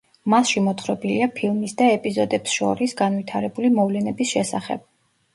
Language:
Georgian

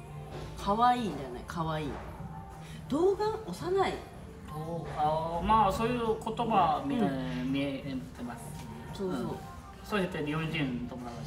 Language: Japanese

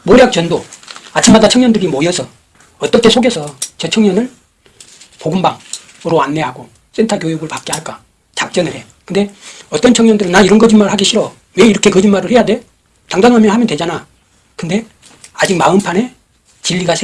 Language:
Korean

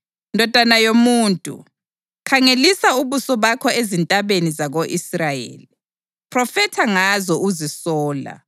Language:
North Ndebele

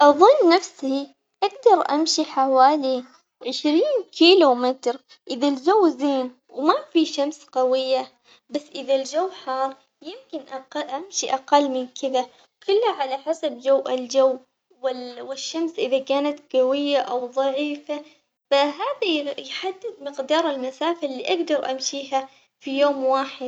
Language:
Omani Arabic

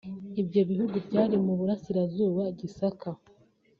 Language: Kinyarwanda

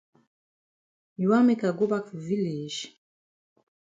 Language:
Cameroon Pidgin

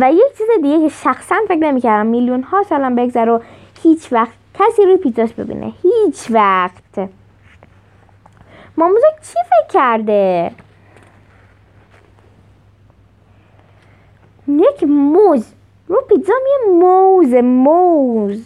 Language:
Persian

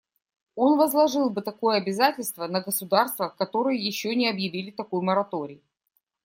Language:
Russian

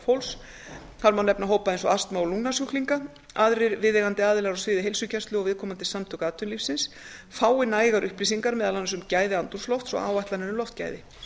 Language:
Icelandic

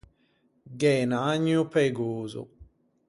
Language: Ligurian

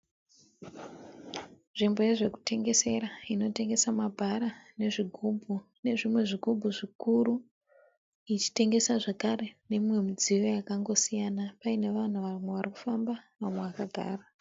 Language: Shona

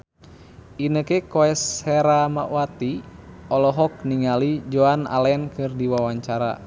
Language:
Sundanese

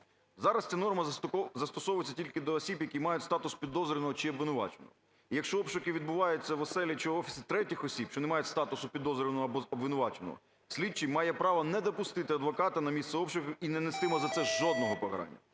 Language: Ukrainian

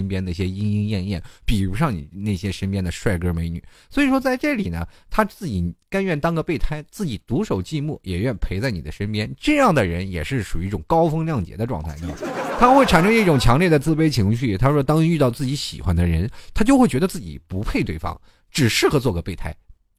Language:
Chinese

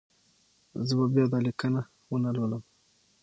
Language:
Pashto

